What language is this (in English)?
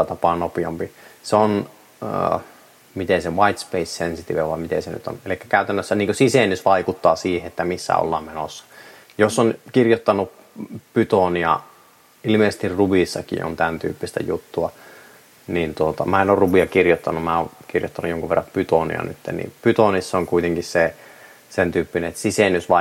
Finnish